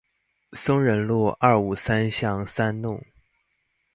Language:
Chinese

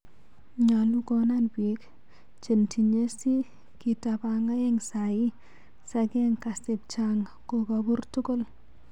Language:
Kalenjin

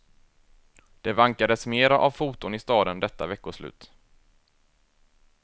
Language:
Swedish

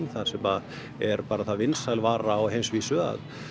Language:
Icelandic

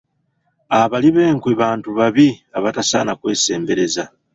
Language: Ganda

